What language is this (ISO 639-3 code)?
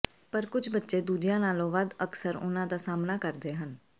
pan